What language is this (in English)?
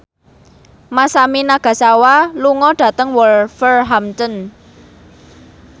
Javanese